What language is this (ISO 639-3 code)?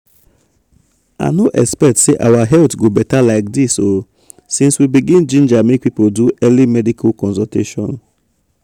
pcm